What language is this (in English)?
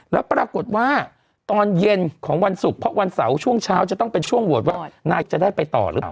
Thai